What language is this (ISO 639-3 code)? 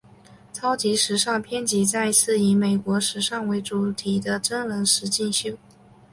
zho